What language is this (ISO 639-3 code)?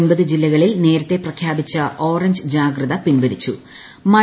mal